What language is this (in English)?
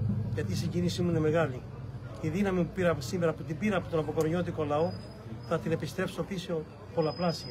Greek